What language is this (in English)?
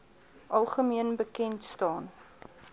Afrikaans